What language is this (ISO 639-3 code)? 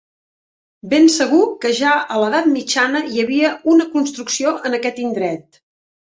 cat